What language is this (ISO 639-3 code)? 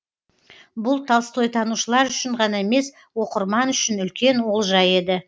kaz